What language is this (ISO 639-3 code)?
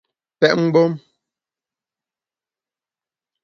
bax